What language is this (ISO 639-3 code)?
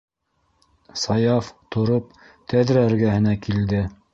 bak